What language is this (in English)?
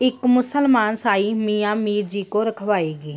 Punjabi